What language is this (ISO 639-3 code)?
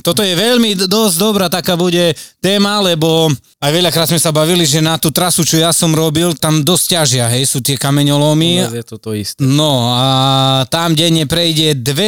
slk